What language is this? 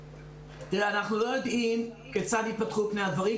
Hebrew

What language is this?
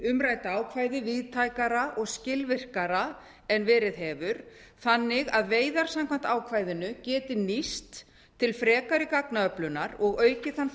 Icelandic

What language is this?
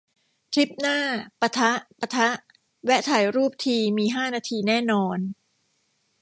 Thai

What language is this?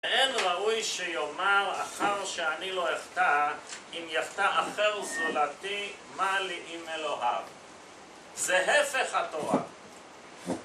Hebrew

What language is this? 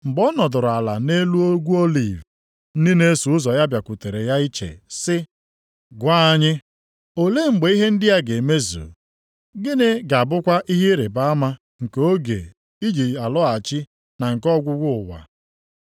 Igbo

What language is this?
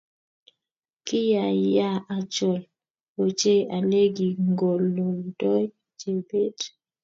Kalenjin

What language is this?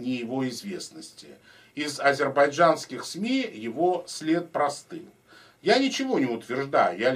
Russian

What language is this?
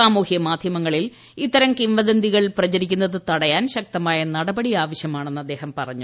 Malayalam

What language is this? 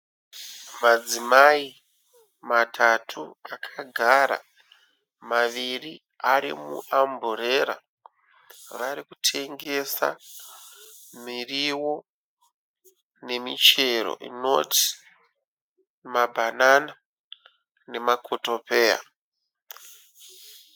Shona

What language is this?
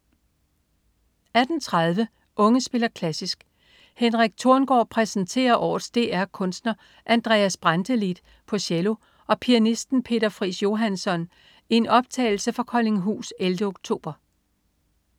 Danish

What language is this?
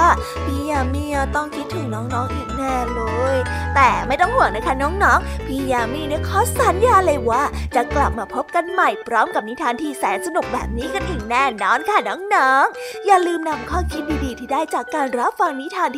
Thai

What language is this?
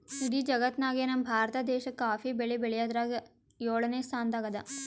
Kannada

